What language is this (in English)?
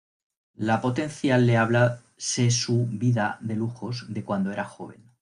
Spanish